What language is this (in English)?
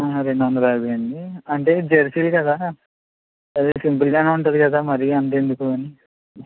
Telugu